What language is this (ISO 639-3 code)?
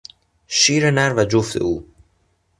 fas